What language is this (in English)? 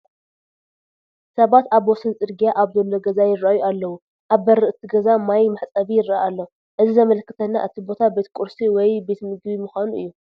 Tigrinya